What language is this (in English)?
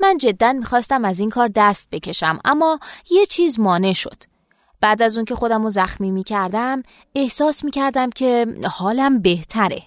Persian